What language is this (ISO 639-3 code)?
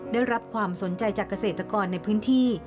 tha